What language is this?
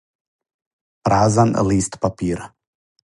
Serbian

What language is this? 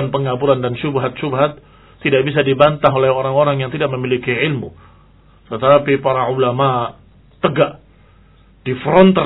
Indonesian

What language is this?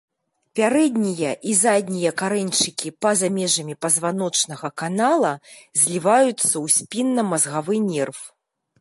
Belarusian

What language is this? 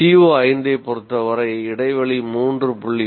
Tamil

